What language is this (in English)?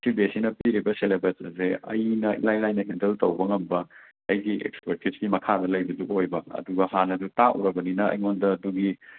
Manipuri